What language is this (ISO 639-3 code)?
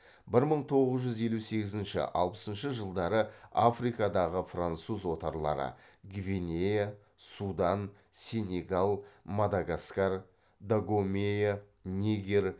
kaz